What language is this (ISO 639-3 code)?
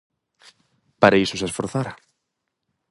glg